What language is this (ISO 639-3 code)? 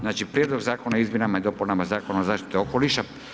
hrv